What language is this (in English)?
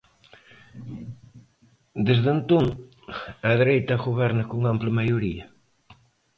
Galician